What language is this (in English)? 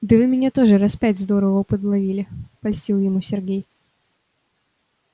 Russian